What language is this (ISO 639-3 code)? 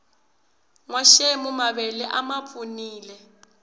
tso